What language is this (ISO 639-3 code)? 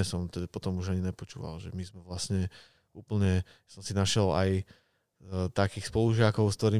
slk